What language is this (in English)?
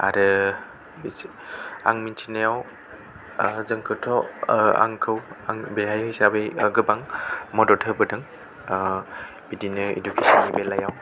Bodo